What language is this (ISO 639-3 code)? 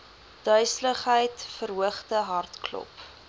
afr